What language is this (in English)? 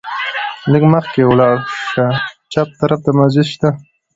Pashto